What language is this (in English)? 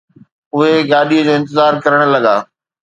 Sindhi